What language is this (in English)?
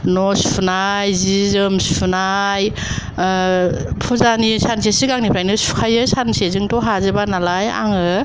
Bodo